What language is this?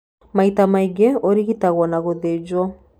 Kikuyu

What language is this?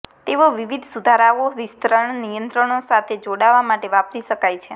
Gujarati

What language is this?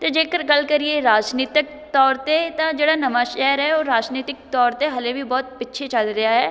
Punjabi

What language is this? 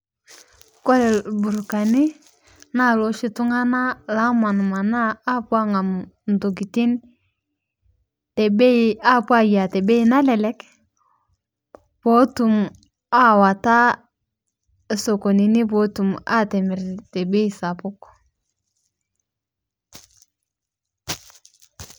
Masai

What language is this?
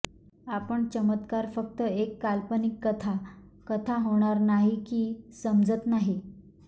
Marathi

